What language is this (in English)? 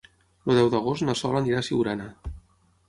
Catalan